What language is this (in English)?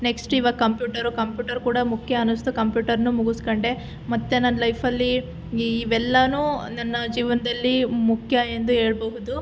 Kannada